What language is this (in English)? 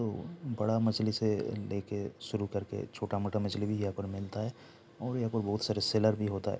Hindi